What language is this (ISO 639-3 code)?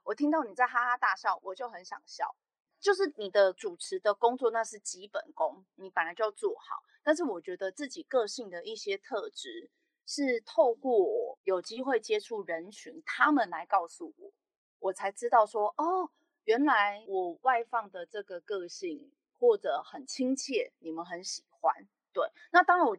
zho